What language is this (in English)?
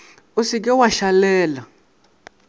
Northern Sotho